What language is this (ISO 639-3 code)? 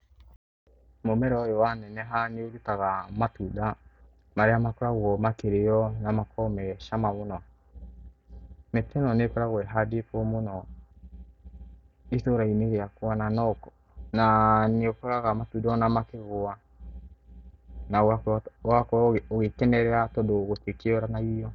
kik